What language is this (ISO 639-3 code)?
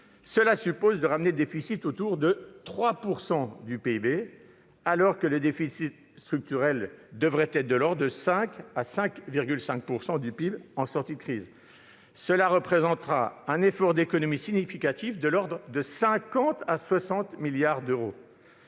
fra